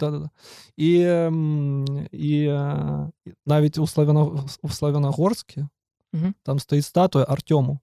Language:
Ukrainian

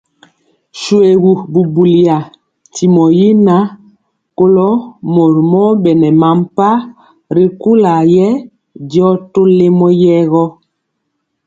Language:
Mpiemo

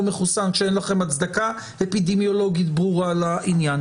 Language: Hebrew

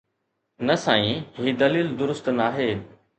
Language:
Sindhi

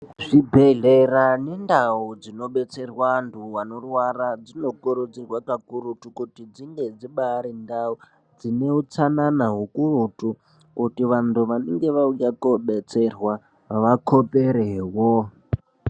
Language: Ndau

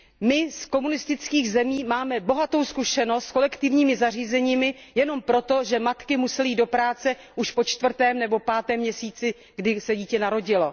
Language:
Czech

